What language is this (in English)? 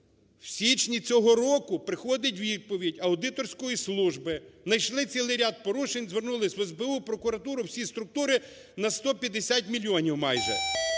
Ukrainian